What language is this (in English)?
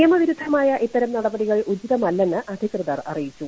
Malayalam